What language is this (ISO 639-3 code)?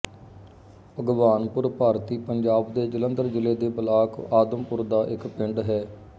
pan